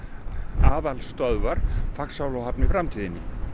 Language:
Icelandic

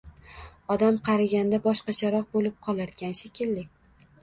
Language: Uzbek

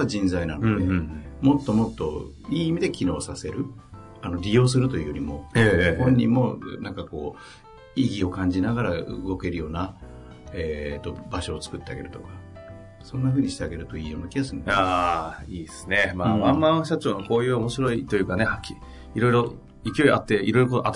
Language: Japanese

